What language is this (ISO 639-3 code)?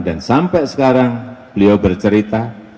ind